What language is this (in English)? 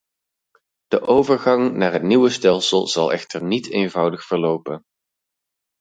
Dutch